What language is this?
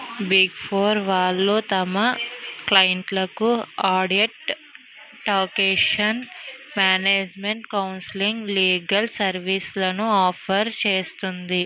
Telugu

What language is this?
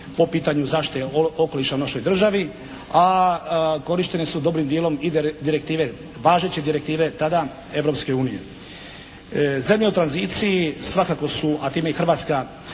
Croatian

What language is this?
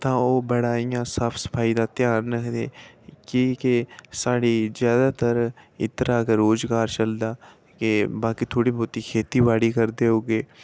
Dogri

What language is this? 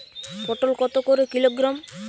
Bangla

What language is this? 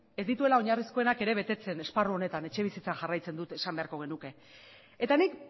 Basque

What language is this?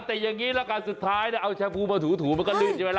Thai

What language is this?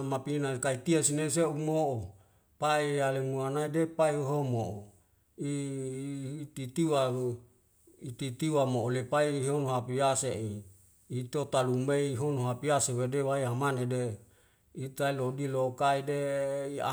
Wemale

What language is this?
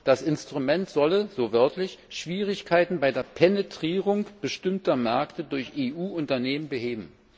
German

